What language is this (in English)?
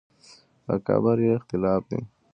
Pashto